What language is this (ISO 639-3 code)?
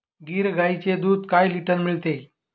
mar